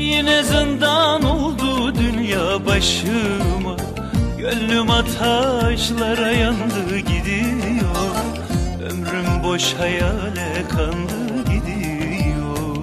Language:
Turkish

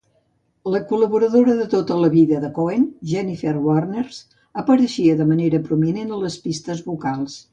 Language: Catalan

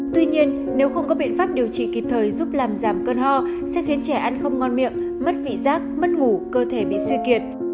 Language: Vietnamese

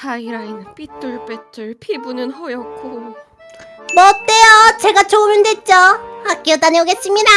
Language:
Korean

